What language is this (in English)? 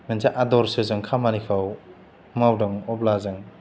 Bodo